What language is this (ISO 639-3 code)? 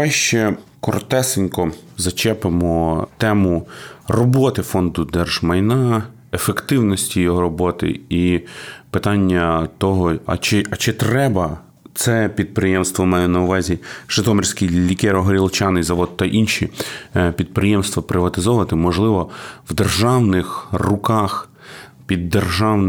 ukr